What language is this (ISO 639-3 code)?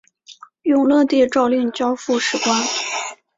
zho